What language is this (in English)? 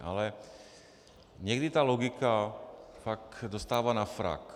Czech